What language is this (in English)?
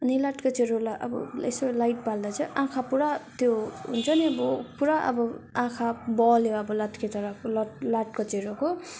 Nepali